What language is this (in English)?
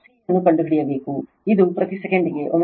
Kannada